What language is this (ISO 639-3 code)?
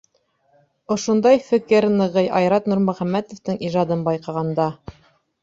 bak